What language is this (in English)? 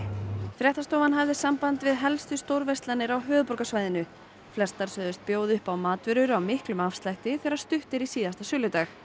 Icelandic